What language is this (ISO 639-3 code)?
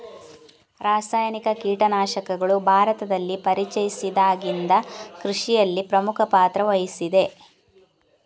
kan